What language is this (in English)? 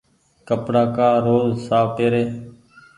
Goaria